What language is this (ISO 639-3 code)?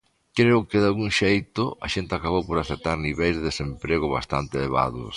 glg